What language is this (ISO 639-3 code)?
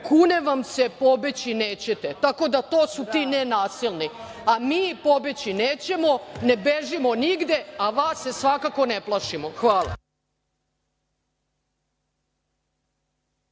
srp